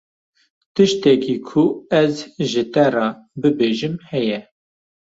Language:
Kurdish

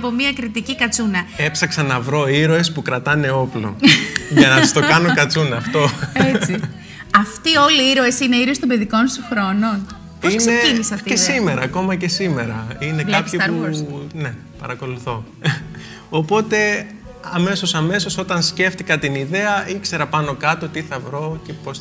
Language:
Greek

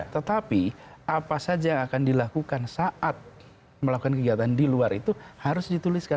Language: Indonesian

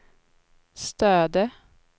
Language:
Swedish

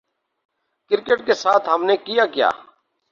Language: Urdu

